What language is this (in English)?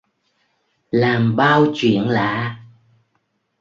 Vietnamese